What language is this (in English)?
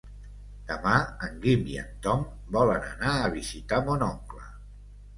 Catalan